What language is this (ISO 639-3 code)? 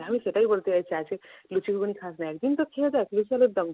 ben